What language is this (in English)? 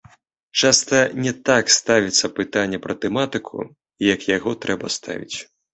Belarusian